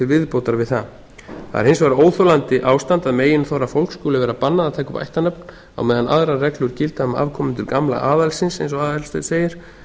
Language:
Icelandic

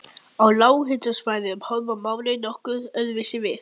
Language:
Icelandic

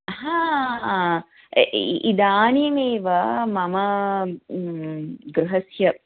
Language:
Sanskrit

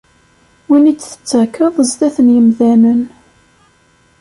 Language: Kabyle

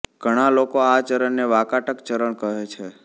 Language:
Gujarati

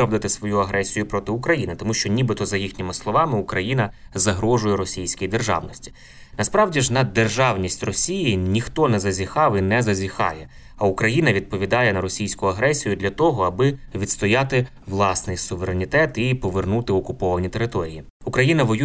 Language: Ukrainian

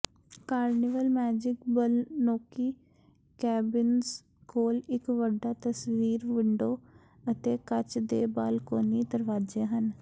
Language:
Punjabi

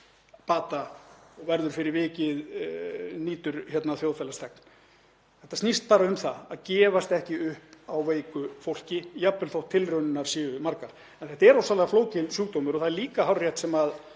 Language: Icelandic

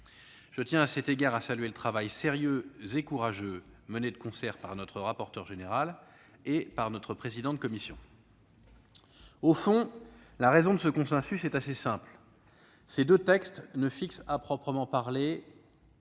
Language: French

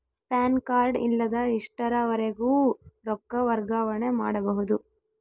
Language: Kannada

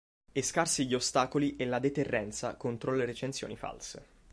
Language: Italian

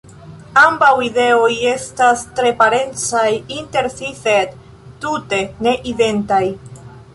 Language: Esperanto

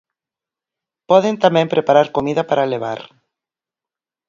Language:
Galician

